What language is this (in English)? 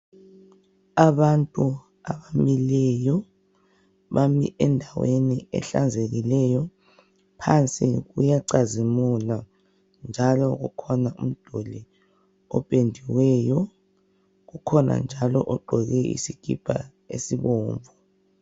North Ndebele